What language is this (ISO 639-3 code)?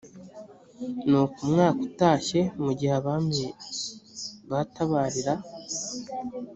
kin